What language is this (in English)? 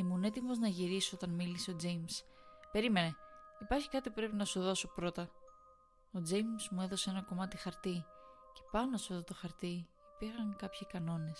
Greek